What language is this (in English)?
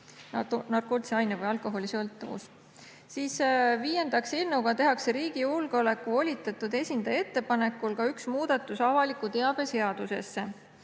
Estonian